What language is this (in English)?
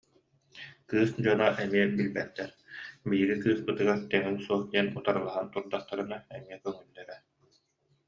Yakut